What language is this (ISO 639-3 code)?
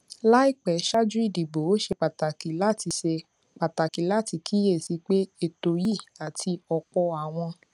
yor